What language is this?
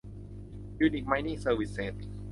Thai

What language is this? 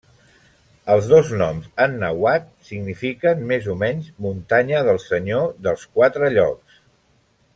Catalan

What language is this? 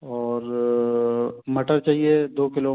Hindi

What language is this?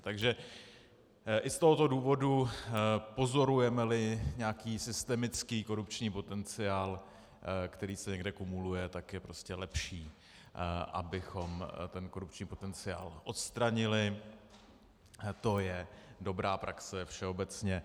Czech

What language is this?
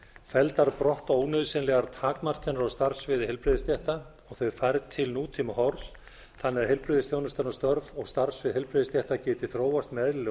Icelandic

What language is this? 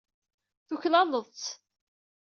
Kabyle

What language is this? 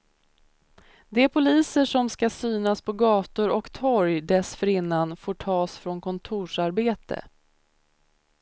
Swedish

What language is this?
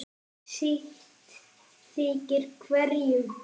Icelandic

